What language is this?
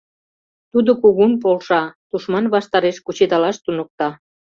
Mari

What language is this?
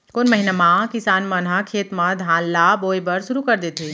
Chhattisgarhi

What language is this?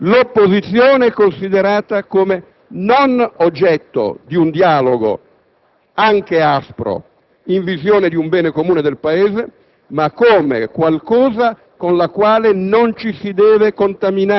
Italian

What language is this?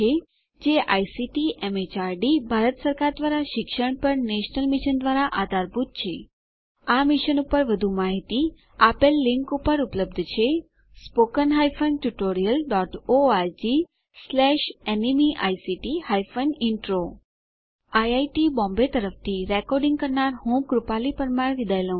Gujarati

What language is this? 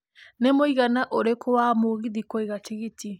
Kikuyu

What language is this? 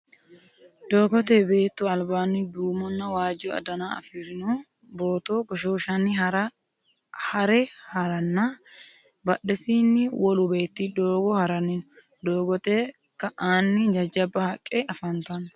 Sidamo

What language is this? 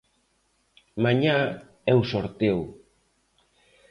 Galician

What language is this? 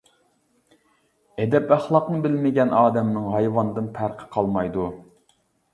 Uyghur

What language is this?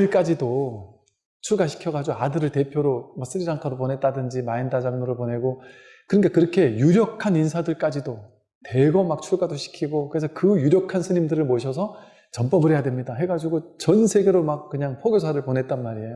Korean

